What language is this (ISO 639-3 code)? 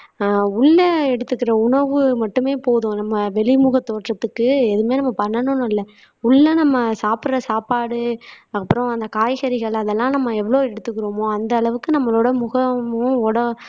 tam